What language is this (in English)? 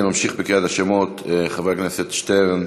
Hebrew